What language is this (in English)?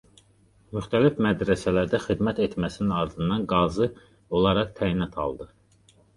Azerbaijani